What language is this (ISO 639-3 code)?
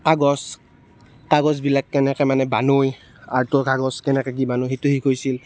asm